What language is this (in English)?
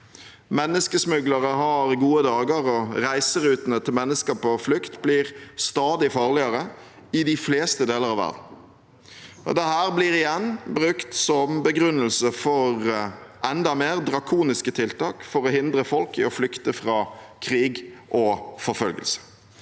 Norwegian